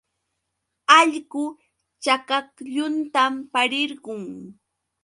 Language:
Yauyos Quechua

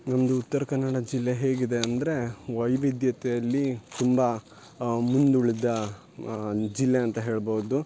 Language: Kannada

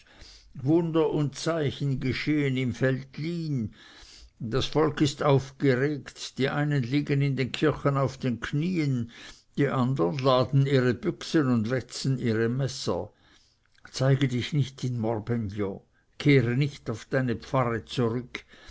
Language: German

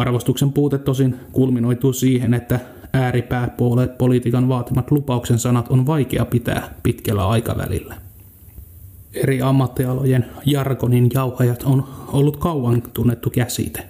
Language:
Finnish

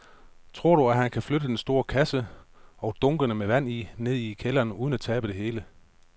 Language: Danish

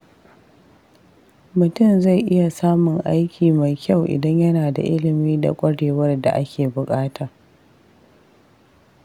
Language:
Hausa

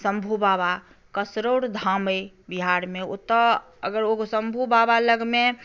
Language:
Maithili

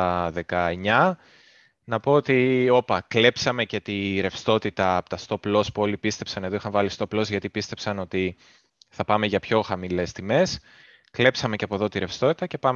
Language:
Greek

